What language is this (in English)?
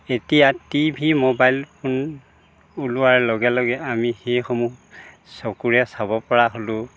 Assamese